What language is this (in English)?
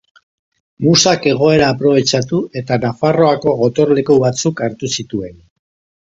Basque